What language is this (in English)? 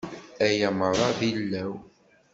Kabyle